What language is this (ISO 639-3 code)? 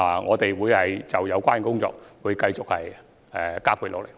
yue